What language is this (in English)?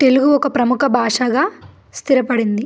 Telugu